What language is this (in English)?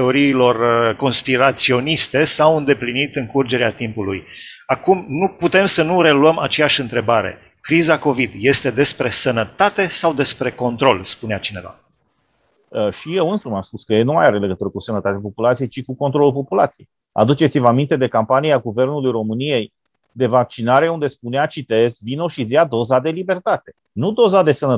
Romanian